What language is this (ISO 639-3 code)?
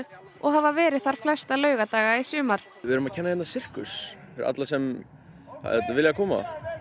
isl